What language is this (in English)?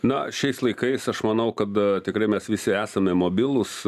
Lithuanian